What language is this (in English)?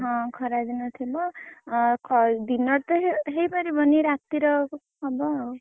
Odia